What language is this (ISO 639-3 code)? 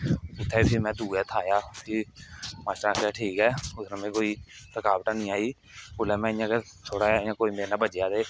doi